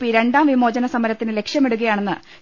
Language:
Malayalam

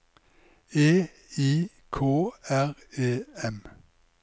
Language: Norwegian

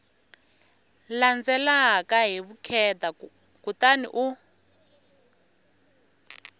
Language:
Tsonga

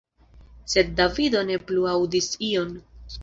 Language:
Esperanto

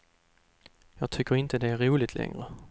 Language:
Swedish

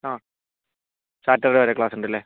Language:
Malayalam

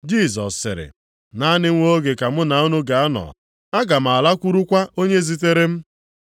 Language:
Igbo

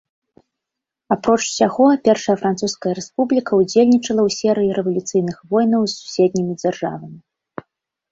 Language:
Belarusian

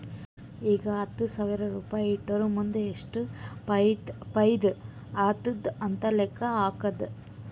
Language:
Kannada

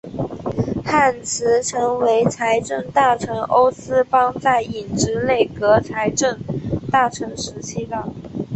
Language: Chinese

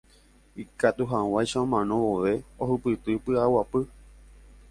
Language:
Guarani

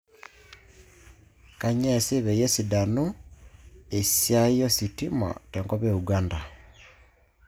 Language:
Masai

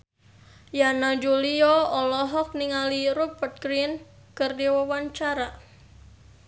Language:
Sundanese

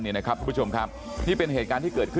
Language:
Thai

